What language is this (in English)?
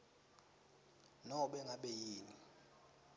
Swati